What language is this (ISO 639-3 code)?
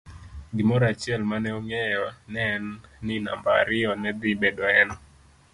luo